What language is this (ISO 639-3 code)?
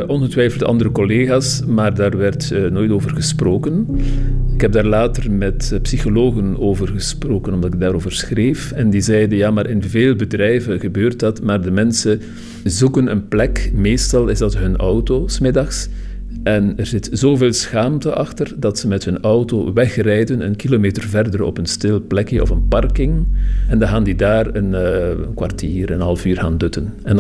nld